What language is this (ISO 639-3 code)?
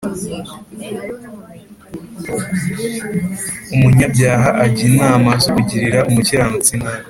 kin